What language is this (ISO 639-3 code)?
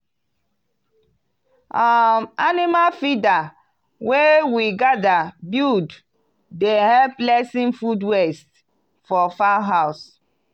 pcm